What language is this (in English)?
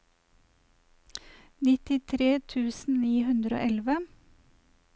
Norwegian